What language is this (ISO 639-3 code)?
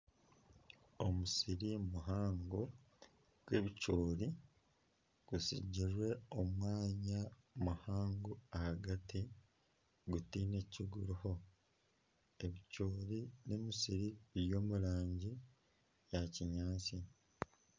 nyn